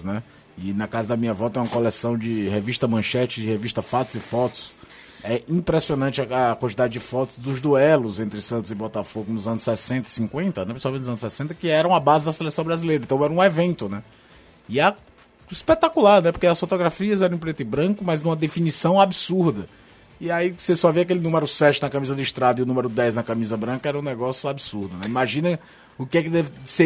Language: Portuguese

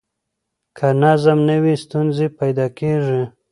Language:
Pashto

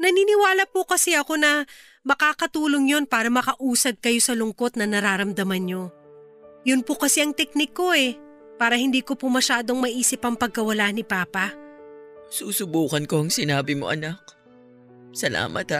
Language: Filipino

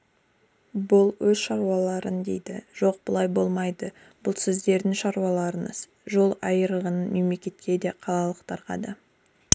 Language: Kazakh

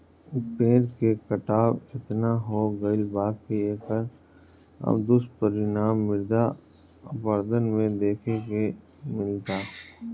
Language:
Bhojpuri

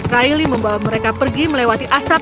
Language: Indonesian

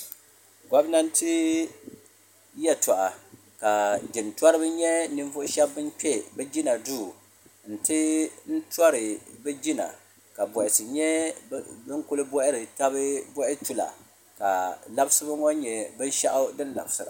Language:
Dagbani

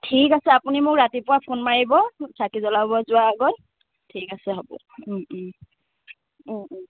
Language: Assamese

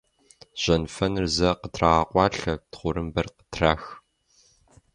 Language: Kabardian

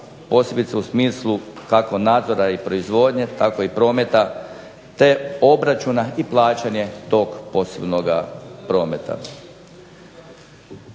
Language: Croatian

